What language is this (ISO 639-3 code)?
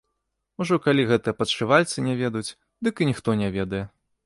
bel